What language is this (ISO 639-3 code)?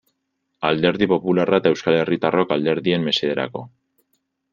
eus